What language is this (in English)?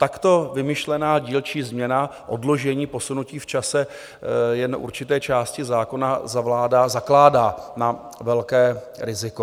Czech